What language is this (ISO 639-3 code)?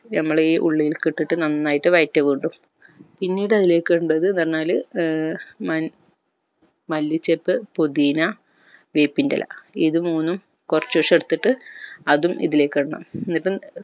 mal